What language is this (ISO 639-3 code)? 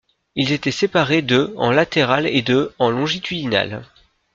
fra